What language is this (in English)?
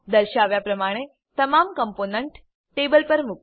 Gujarati